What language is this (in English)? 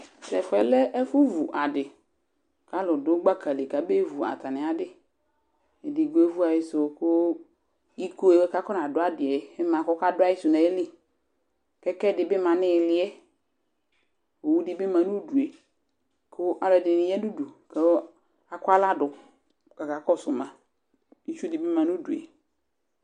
Ikposo